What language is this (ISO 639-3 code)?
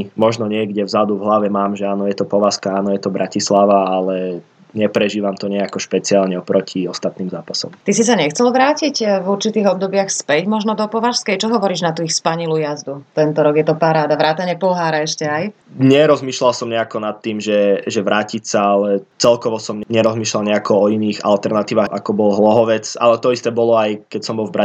slk